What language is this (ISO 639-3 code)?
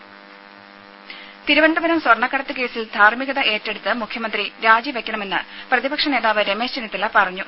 mal